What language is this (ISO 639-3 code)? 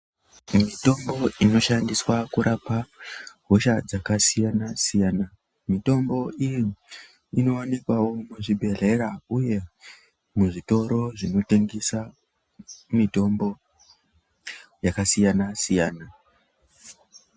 ndc